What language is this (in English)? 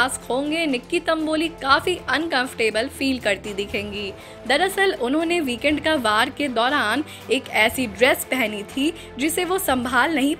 Hindi